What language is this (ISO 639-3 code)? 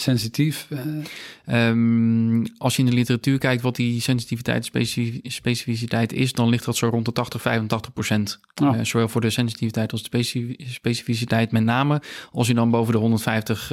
nld